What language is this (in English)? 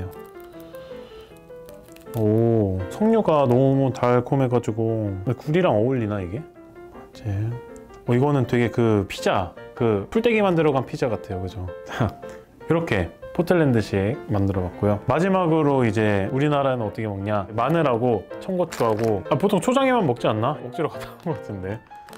Korean